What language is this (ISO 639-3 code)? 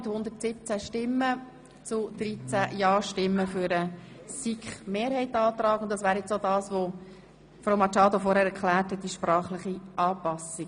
gsw